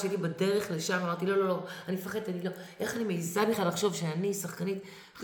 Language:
Hebrew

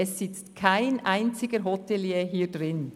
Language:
Swiss German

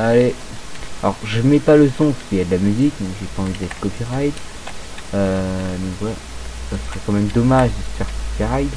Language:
French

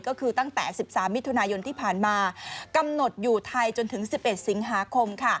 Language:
Thai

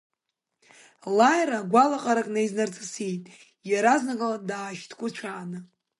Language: Abkhazian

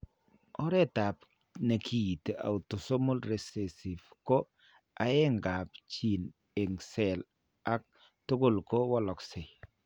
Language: Kalenjin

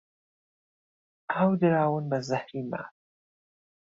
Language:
Central Kurdish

